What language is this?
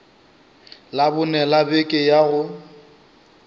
Northern Sotho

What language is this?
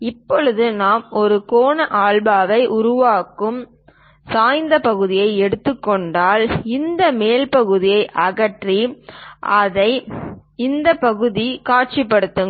Tamil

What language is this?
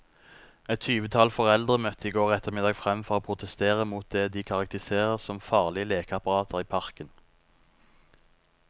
Norwegian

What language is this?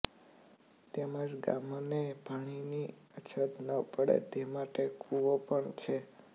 Gujarati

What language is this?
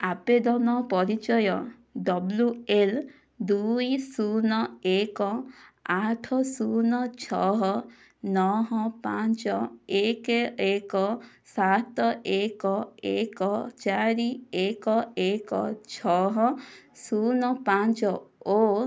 Odia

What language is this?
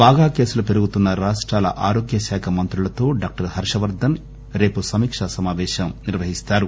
Telugu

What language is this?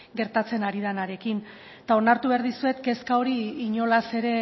Basque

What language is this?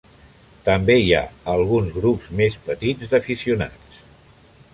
Catalan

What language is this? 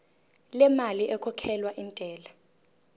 Zulu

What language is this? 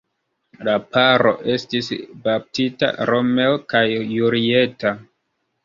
Esperanto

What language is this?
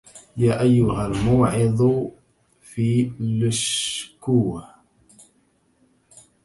Arabic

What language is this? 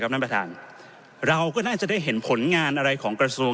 Thai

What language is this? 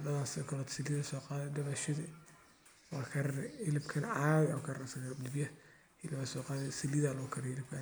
Somali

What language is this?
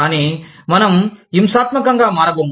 Telugu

